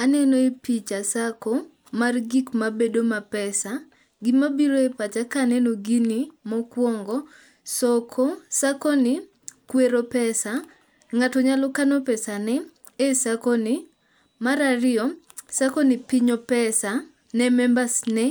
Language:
Luo (Kenya and Tanzania)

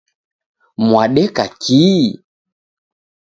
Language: Taita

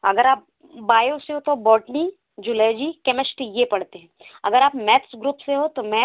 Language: Hindi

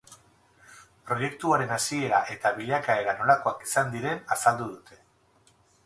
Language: Basque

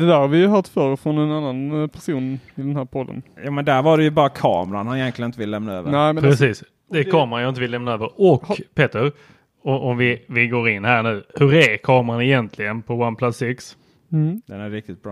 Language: Swedish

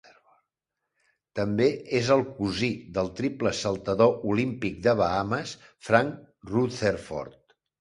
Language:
Catalan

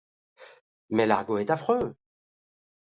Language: French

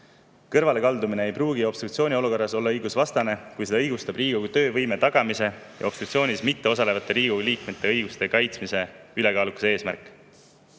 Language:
Estonian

